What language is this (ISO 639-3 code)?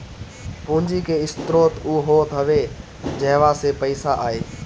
bho